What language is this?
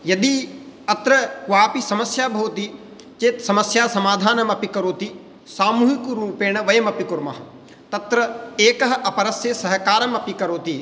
Sanskrit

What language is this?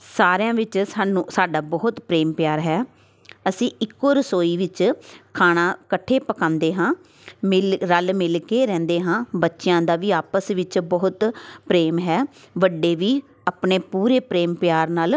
Punjabi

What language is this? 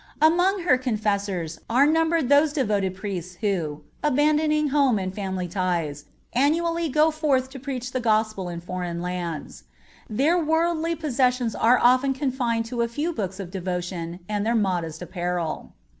English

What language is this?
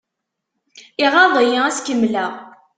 Kabyle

